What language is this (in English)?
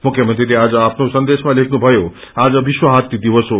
Nepali